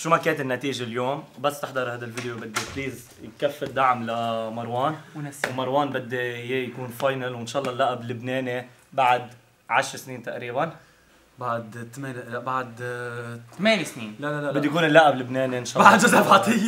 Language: Arabic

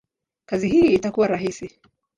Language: Swahili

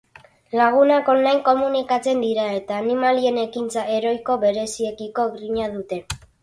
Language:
Basque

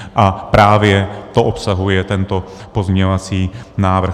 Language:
Czech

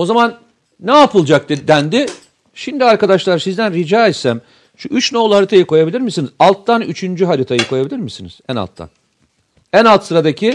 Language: Turkish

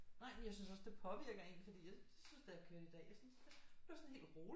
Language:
Danish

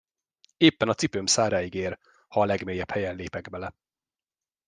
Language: Hungarian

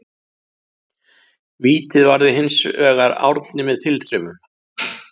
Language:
Icelandic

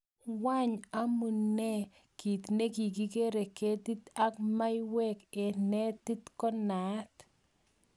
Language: Kalenjin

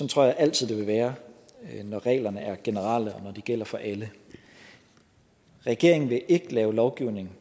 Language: Danish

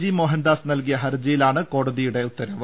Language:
Malayalam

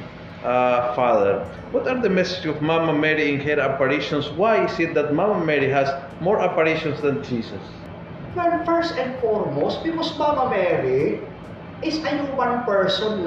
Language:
Filipino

